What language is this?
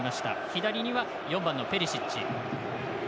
Japanese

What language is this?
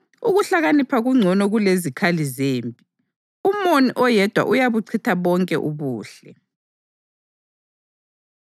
North Ndebele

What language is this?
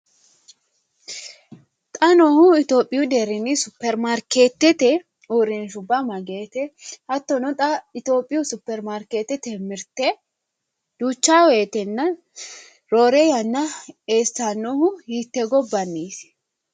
Sidamo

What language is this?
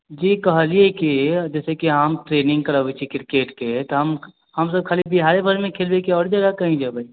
Maithili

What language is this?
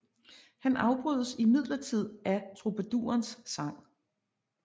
Danish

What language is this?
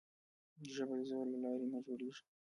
Pashto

